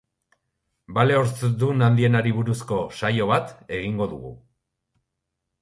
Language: Basque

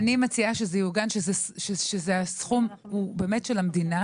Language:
Hebrew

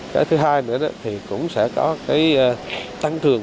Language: Vietnamese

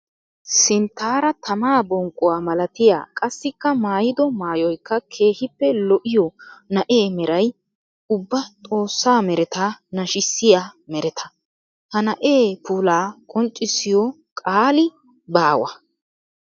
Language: Wolaytta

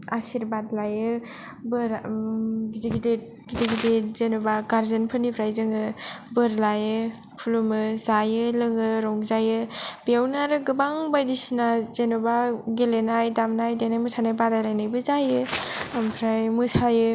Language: Bodo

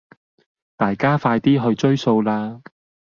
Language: Cantonese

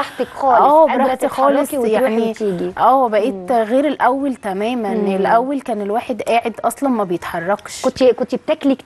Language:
Arabic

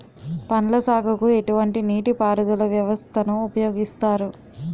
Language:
Telugu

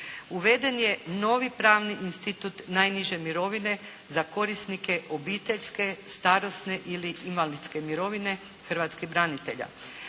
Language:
Croatian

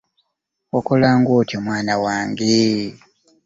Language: Ganda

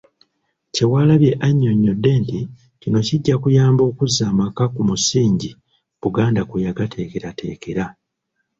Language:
Ganda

